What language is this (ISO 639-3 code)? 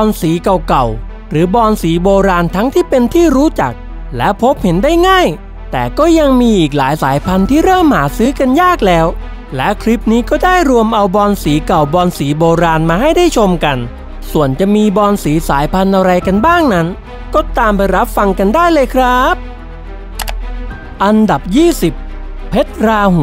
tha